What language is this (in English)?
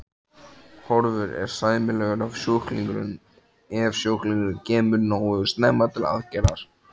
Icelandic